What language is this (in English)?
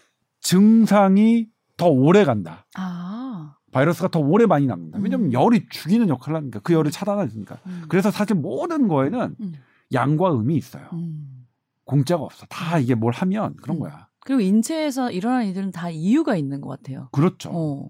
Korean